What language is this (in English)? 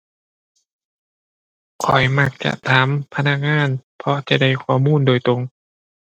Thai